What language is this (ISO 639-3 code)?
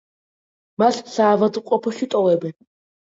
kat